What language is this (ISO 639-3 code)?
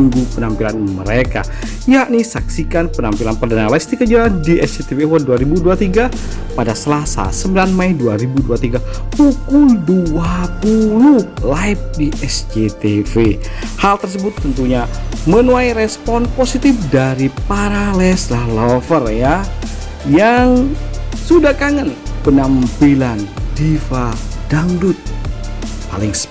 ind